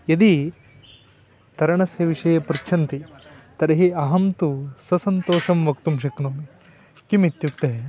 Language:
Sanskrit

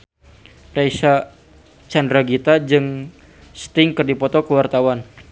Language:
Sundanese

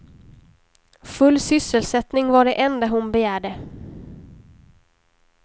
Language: Swedish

